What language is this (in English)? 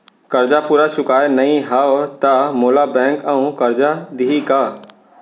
Chhattisgarhi